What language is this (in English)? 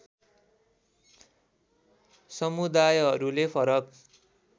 Nepali